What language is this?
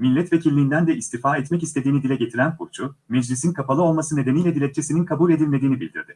Turkish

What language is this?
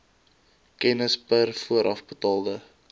Afrikaans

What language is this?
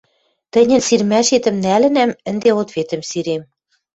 Western Mari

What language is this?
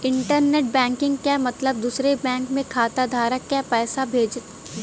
Bhojpuri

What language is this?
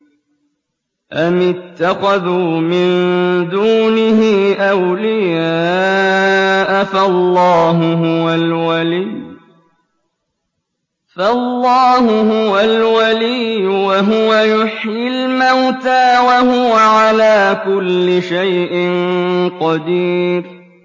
Arabic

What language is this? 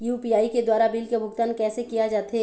Chhattisgarhi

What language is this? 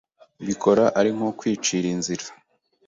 Kinyarwanda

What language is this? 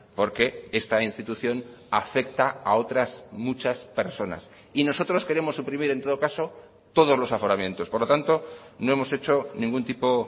Spanish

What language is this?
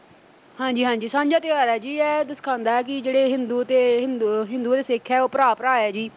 Punjabi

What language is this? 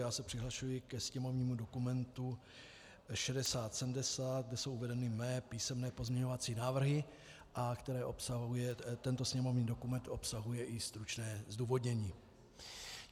Czech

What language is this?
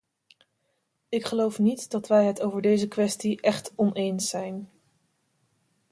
Dutch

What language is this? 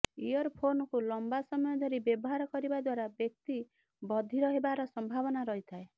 Odia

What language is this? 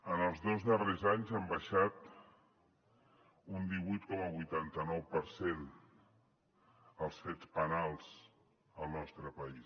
Catalan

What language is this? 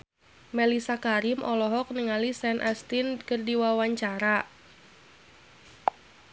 Sundanese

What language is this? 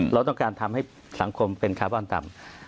Thai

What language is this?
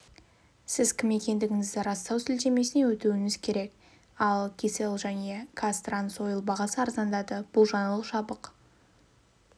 Kazakh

